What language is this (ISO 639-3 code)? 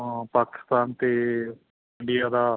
pan